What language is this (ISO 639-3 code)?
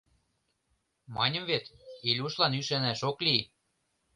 chm